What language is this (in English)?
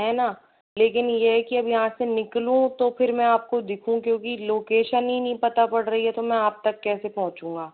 Hindi